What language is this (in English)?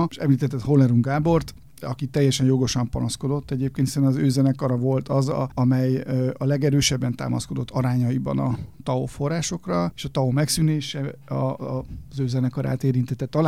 Hungarian